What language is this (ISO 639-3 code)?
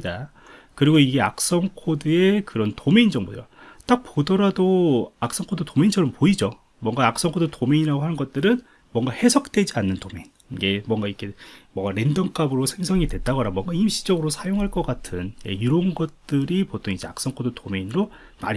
kor